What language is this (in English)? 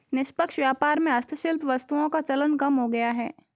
Hindi